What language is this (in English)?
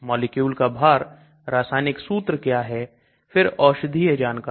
Hindi